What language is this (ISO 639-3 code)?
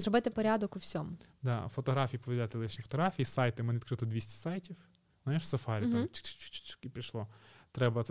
ukr